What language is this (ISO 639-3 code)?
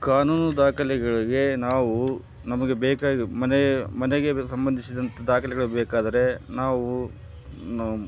kan